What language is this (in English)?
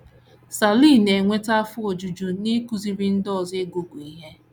Igbo